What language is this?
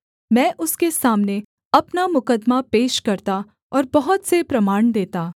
Hindi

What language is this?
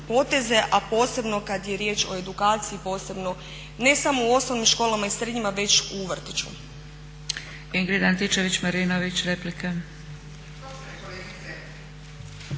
Croatian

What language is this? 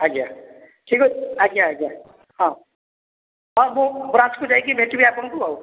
Odia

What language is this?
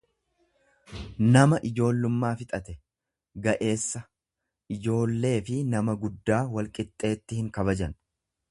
Oromo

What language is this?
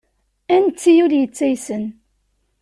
Kabyle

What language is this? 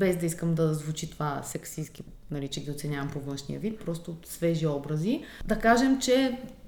Bulgarian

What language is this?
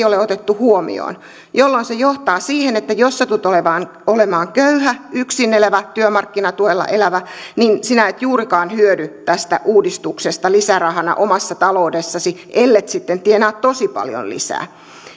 Finnish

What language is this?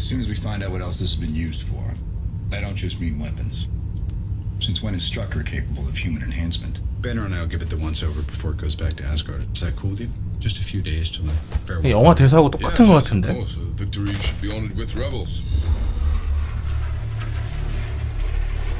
Korean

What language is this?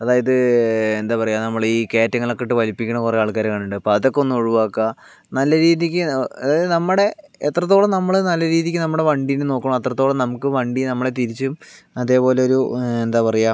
Malayalam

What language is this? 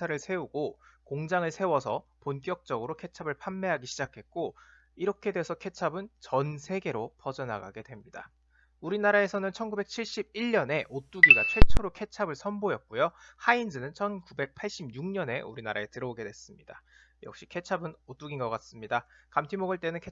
Korean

